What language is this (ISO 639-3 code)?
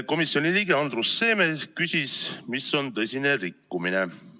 est